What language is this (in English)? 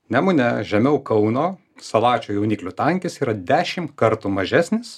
Lithuanian